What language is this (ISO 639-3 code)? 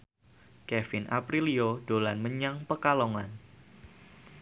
jav